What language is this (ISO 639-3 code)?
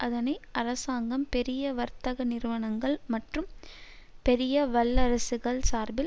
tam